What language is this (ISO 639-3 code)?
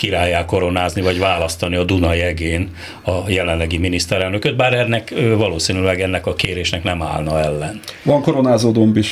hun